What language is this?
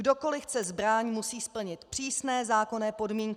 Czech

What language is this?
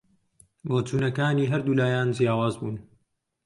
Central Kurdish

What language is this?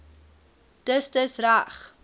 Afrikaans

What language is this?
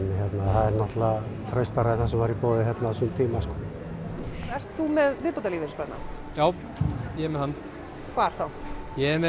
Icelandic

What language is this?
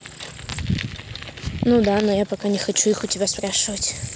Russian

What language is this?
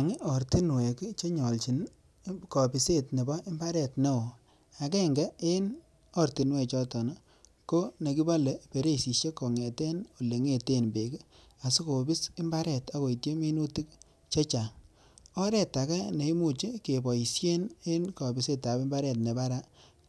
Kalenjin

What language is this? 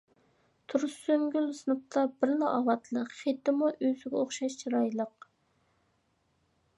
Uyghur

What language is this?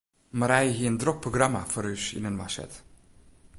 Western Frisian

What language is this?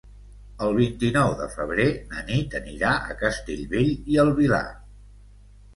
Catalan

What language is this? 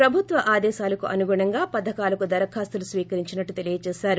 Telugu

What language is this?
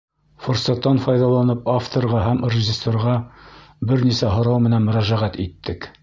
Bashkir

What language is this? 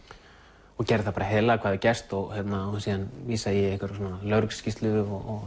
Icelandic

